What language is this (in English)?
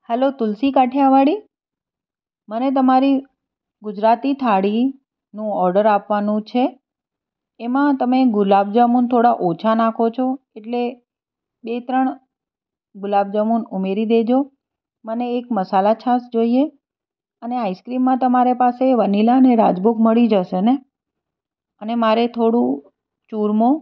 Gujarati